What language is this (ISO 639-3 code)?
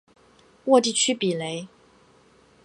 zho